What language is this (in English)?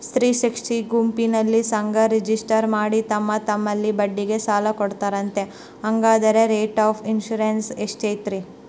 Kannada